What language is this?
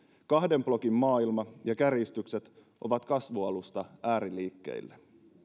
Finnish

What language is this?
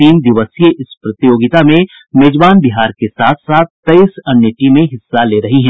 Hindi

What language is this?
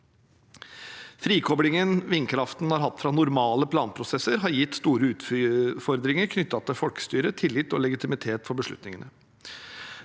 Norwegian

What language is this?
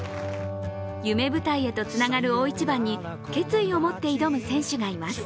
Japanese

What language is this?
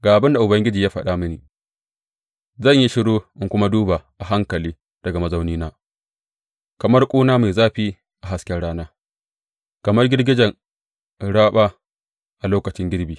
Hausa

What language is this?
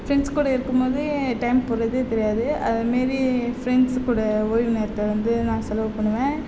Tamil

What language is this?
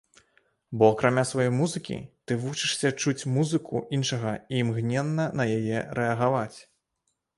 Belarusian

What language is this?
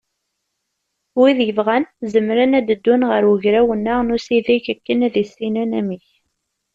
Kabyle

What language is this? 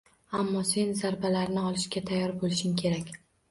Uzbek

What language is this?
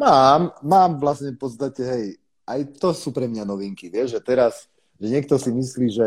Slovak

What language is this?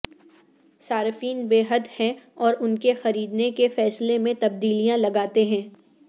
Urdu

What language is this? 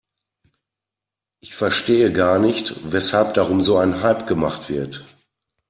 German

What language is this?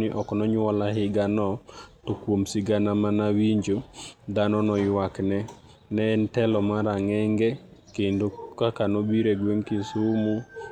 Luo (Kenya and Tanzania)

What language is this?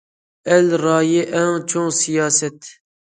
Uyghur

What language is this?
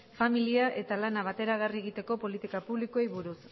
Basque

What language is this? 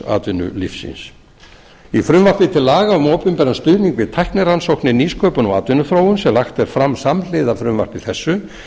Icelandic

